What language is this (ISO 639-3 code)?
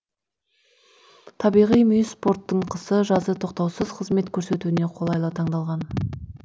kaz